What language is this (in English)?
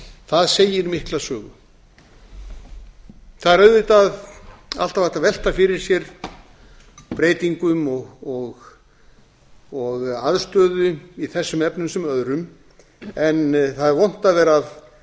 Icelandic